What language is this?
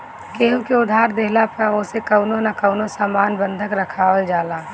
Bhojpuri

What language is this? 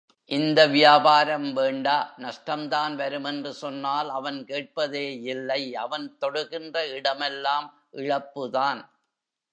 Tamil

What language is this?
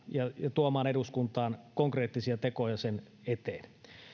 Finnish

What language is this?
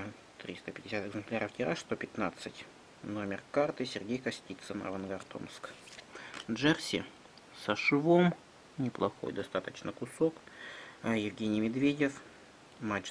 Russian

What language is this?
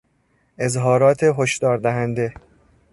Persian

